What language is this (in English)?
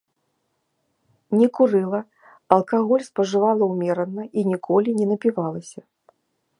Belarusian